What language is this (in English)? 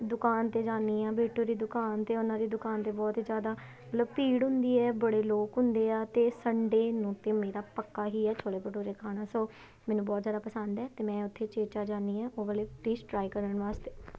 Punjabi